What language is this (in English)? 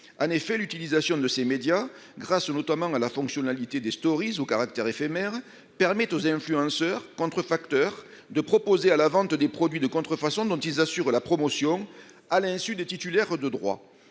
French